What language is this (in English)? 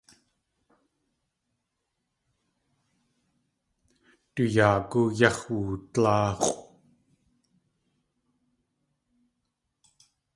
Tlingit